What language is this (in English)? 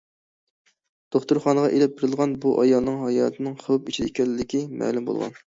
Uyghur